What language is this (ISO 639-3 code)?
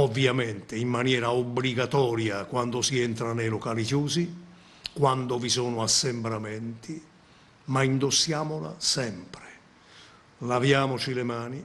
ita